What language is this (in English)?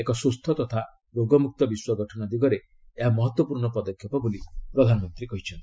Odia